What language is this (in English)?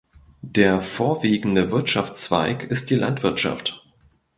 German